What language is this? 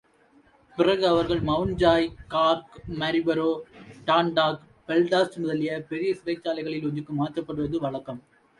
Tamil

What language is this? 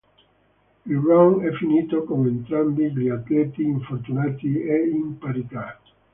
Italian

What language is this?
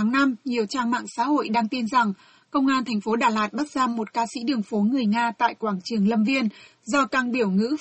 Vietnamese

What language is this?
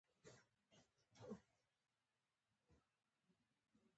Pashto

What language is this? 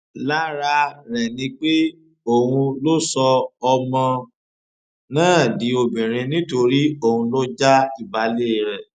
Yoruba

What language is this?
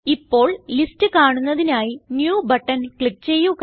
Malayalam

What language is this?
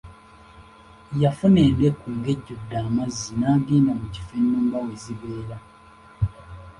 Ganda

